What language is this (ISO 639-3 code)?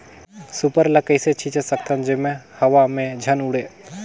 hne